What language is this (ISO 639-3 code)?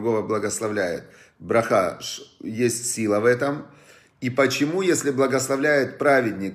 rus